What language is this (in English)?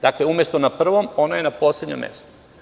Serbian